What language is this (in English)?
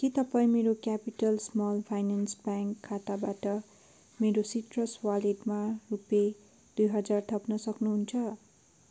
Nepali